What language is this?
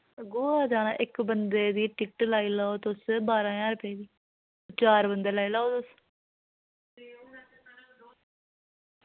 Dogri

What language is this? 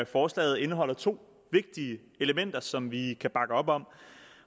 Danish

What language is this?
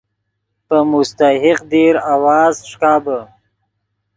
Yidgha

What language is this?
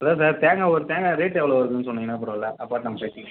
Tamil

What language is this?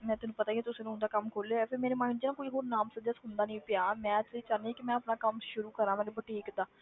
Punjabi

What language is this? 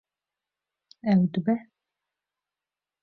Kurdish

